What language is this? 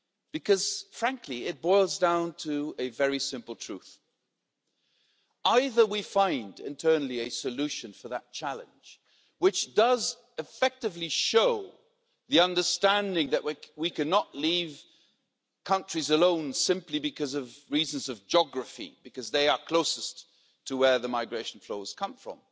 English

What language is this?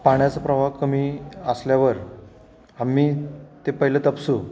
Marathi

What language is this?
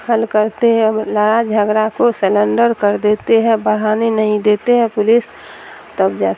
Urdu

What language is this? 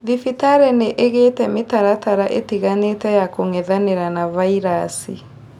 Kikuyu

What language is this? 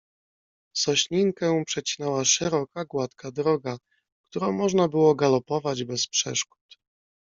Polish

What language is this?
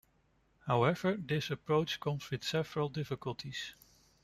English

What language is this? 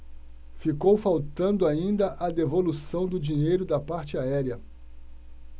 Portuguese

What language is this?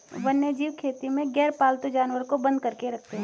Hindi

